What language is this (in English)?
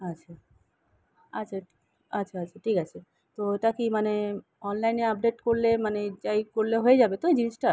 Bangla